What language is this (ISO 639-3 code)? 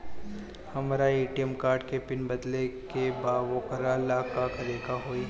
bho